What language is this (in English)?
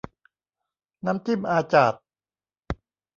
Thai